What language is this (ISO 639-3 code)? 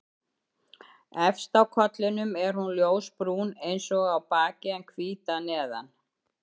isl